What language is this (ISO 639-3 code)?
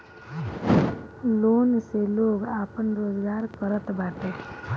bho